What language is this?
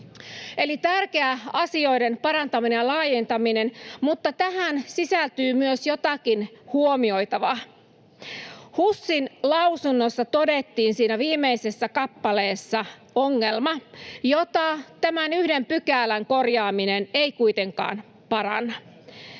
Finnish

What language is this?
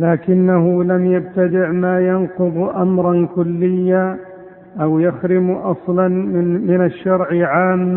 Arabic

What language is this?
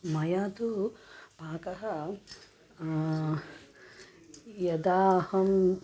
Sanskrit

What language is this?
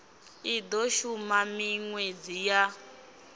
Venda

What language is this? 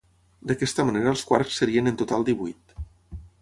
Catalan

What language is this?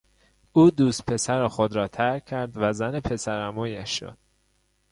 Persian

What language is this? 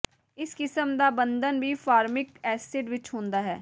Punjabi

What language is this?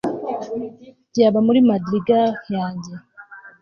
Kinyarwanda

